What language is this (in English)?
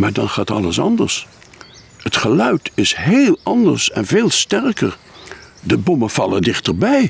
Dutch